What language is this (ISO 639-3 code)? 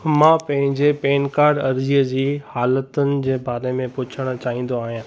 snd